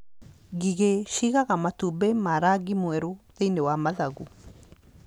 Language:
Kikuyu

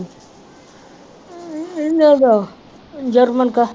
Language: Punjabi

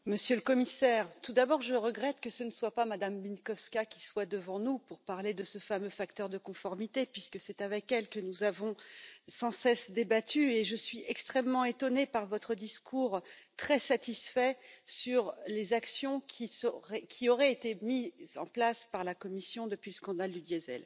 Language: French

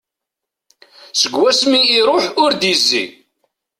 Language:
Kabyle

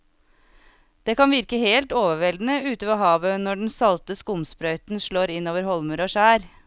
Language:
Norwegian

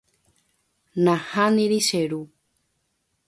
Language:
Guarani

